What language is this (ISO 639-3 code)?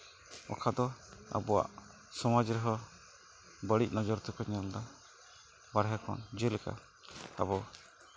sat